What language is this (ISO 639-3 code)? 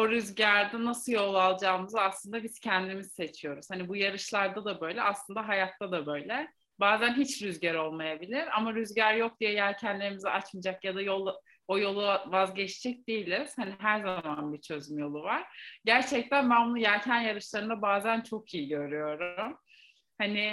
tur